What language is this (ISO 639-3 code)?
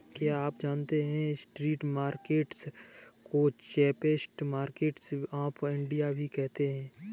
hin